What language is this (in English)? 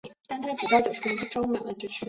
Chinese